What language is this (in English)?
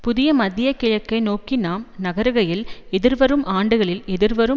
Tamil